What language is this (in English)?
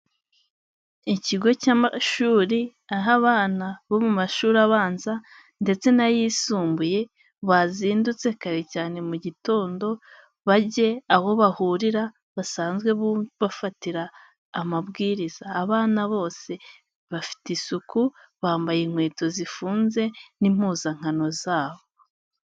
Kinyarwanda